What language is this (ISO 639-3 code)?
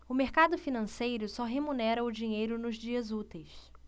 por